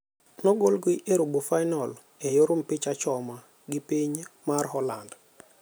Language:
Luo (Kenya and Tanzania)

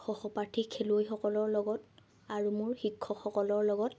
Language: Assamese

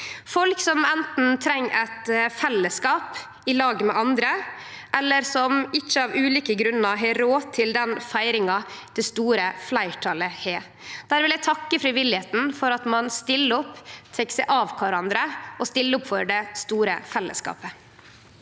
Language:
Norwegian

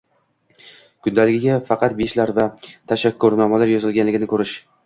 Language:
Uzbek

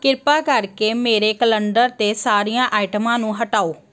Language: Punjabi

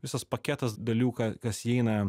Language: Lithuanian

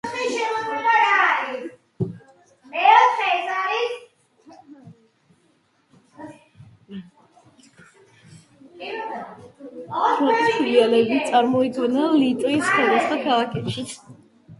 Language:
Georgian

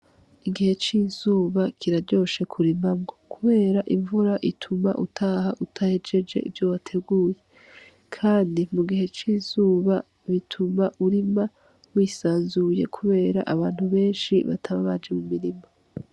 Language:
Rundi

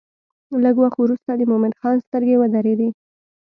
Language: Pashto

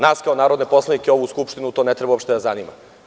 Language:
Serbian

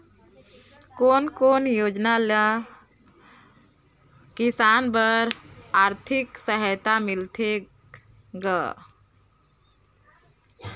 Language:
Chhattisgarhi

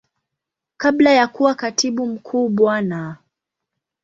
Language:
Swahili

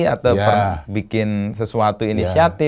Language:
Indonesian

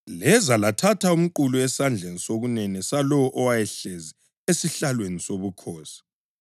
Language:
North Ndebele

